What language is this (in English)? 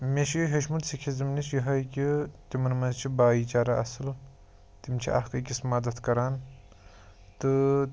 Kashmiri